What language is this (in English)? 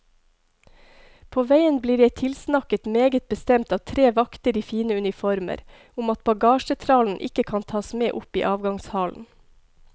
Norwegian